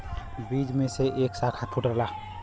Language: Bhojpuri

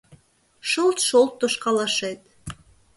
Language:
Mari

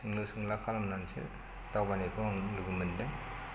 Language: Bodo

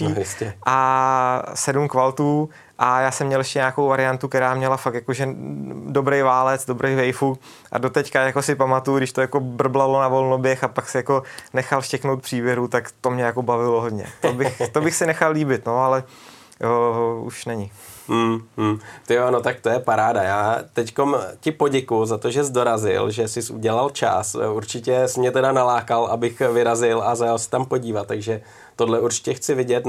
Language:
Czech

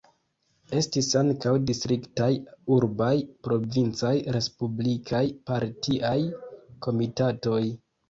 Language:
Esperanto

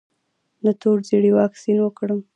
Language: Pashto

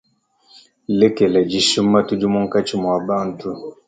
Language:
Luba-Lulua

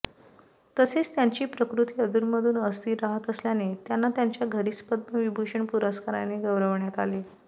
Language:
Marathi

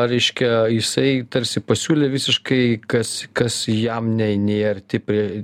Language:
Lithuanian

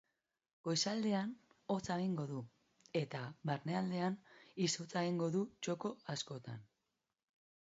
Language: Basque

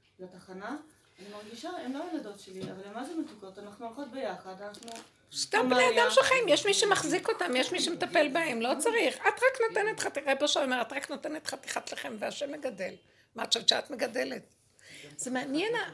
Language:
Hebrew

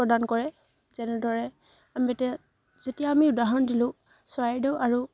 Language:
Assamese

